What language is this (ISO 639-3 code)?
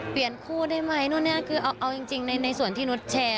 tha